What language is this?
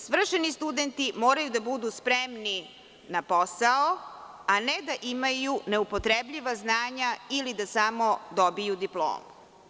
Serbian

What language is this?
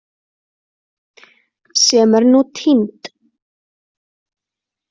Icelandic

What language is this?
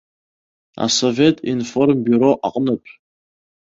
Abkhazian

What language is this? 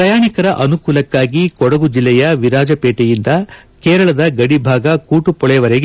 Kannada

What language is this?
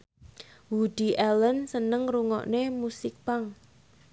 Javanese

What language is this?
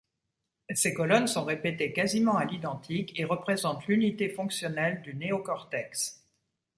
French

